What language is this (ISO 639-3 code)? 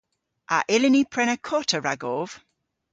cor